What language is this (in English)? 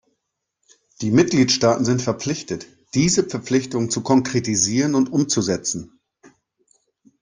German